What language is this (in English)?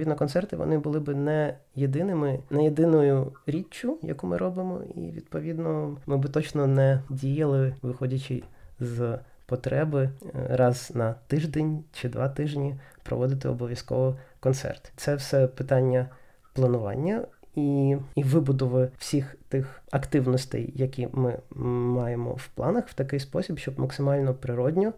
Ukrainian